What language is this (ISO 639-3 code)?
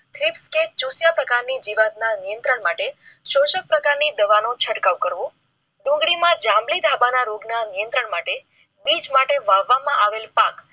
guj